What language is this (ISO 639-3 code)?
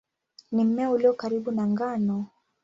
swa